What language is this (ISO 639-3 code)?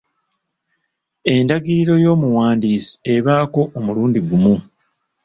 lug